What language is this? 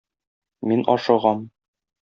Tatar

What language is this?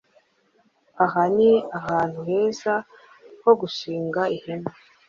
Kinyarwanda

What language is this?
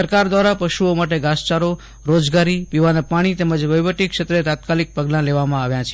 Gujarati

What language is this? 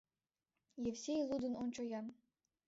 Mari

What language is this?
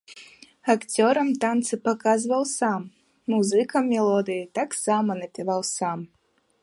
Belarusian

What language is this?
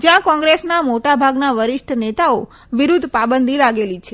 Gujarati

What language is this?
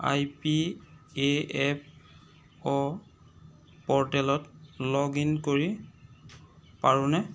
Assamese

